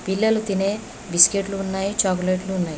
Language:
Telugu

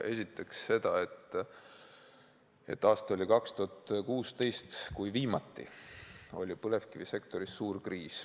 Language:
Estonian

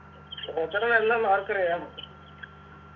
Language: Malayalam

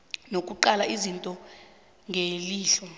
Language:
South Ndebele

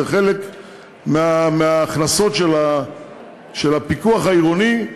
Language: Hebrew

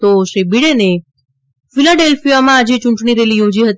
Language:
Gujarati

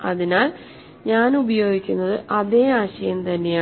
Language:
Malayalam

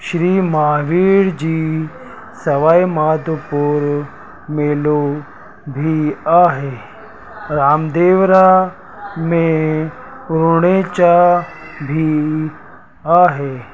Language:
Sindhi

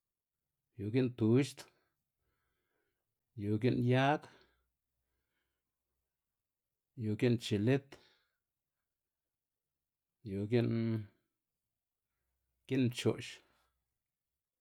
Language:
Xanaguía Zapotec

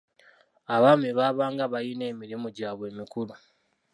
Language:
Ganda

